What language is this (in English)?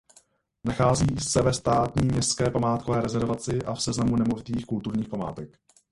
Czech